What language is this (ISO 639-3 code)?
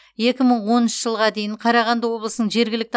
kaz